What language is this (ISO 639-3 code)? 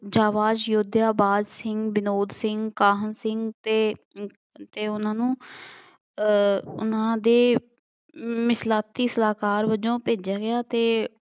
pan